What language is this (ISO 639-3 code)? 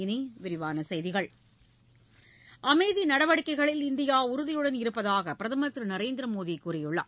tam